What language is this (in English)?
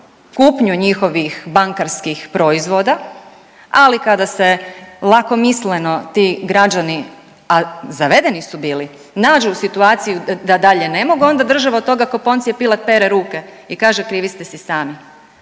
Croatian